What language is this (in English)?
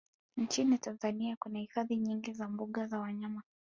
Swahili